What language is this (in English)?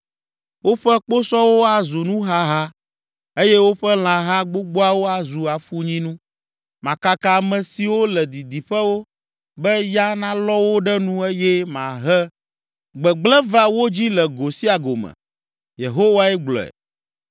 Ewe